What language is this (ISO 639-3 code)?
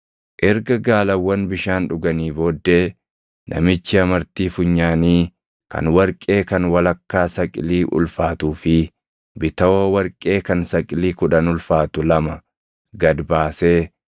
orm